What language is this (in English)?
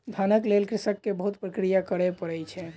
Maithili